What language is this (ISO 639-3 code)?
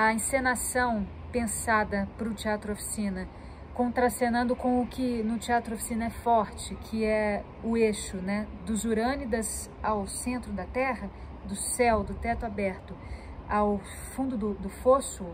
por